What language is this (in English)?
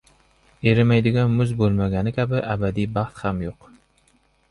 Uzbek